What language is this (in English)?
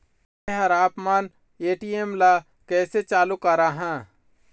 Chhattisgarhi